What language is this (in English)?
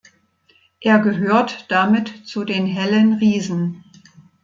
German